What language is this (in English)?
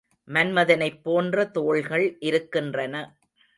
Tamil